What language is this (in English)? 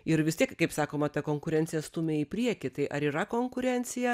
Lithuanian